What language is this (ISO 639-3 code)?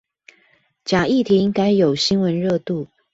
zho